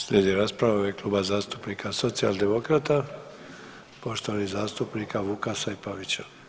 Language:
Croatian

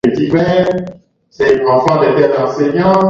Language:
Swahili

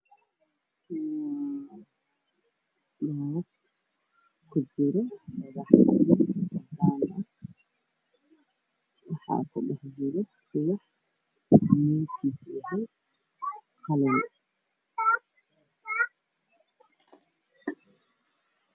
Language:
Somali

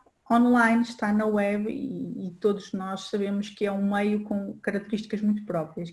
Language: Portuguese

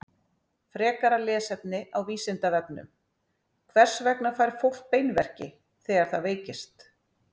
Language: Icelandic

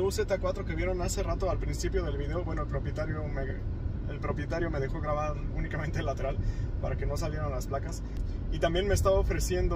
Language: Spanish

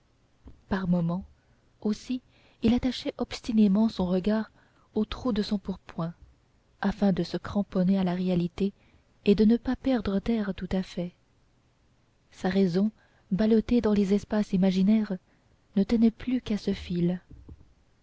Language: French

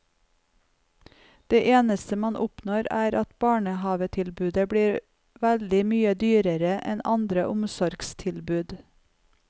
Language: Norwegian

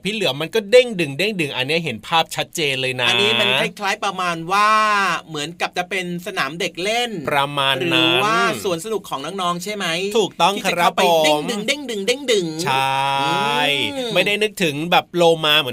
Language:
Thai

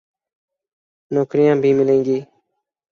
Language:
Urdu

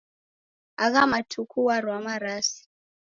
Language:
Taita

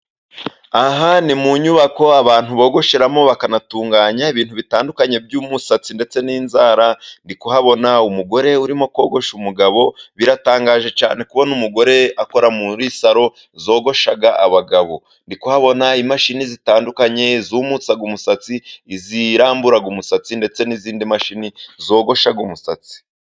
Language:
Kinyarwanda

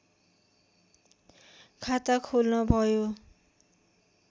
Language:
Nepali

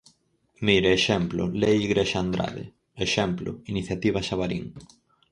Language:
Galician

